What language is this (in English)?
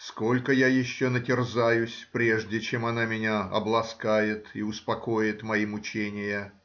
Russian